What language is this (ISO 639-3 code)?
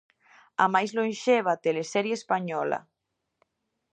glg